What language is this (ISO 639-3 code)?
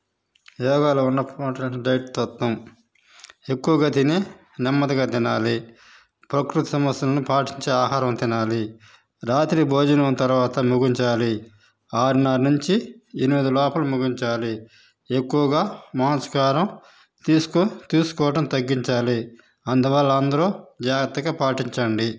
tel